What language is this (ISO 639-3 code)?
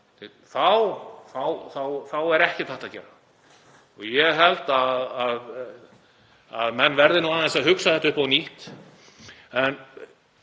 isl